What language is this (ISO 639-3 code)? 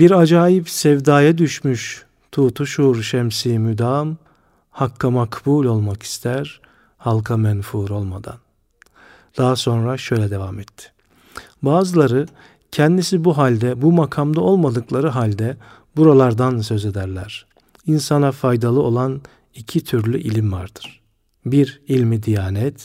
tur